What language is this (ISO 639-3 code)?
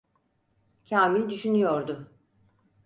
tur